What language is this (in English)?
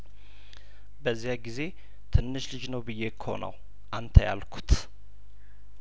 Amharic